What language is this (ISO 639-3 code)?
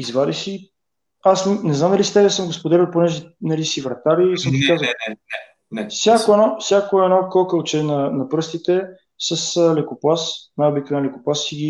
bul